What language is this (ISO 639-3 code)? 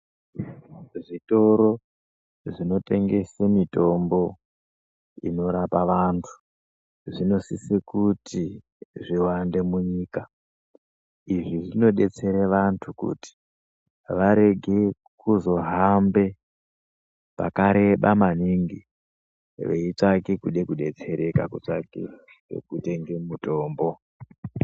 ndc